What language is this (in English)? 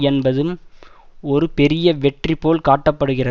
Tamil